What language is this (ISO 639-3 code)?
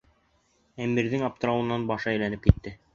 bak